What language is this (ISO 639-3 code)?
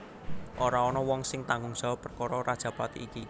jav